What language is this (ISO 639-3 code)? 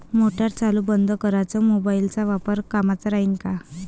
mar